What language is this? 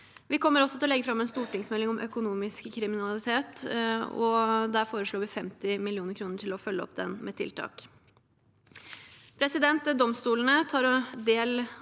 Norwegian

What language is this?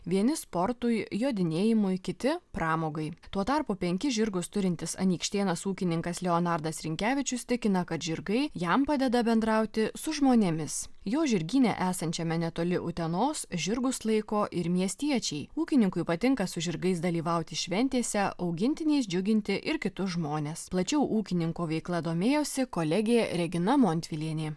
Lithuanian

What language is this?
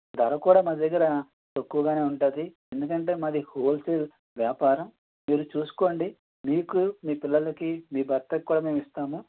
Telugu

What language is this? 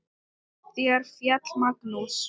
Icelandic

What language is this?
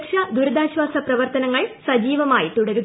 Malayalam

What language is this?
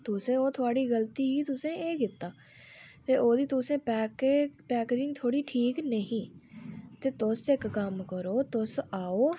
Dogri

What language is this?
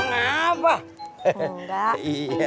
Indonesian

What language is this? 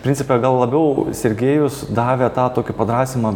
Lithuanian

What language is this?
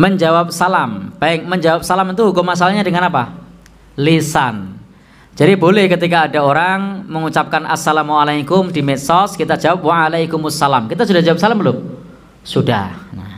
Indonesian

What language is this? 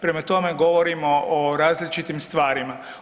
Croatian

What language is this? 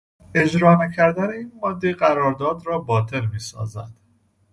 Persian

